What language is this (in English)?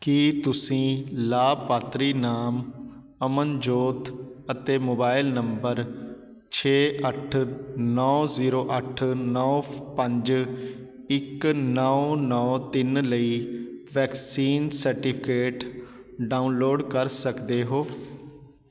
Punjabi